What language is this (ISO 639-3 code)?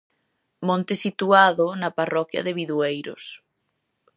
glg